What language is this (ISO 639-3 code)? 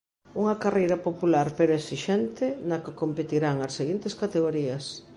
glg